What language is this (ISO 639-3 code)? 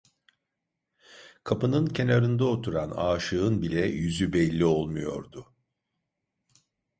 tur